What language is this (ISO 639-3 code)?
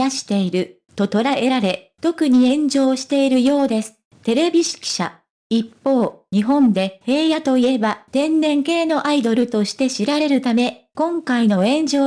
jpn